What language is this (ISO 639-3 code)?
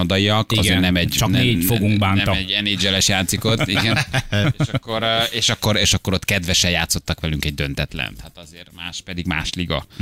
hun